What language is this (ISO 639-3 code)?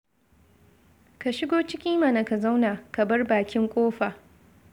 hau